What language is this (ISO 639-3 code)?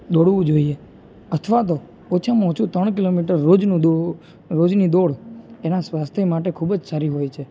guj